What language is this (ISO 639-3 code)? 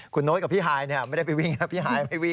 tha